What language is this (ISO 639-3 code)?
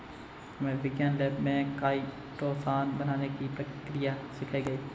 hin